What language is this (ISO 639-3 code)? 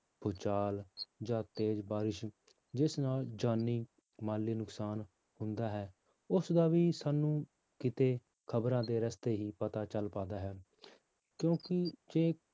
pan